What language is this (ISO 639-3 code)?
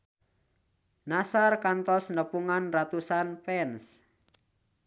sun